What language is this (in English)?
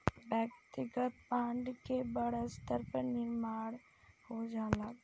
Bhojpuri